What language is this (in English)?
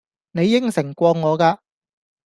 Cantonese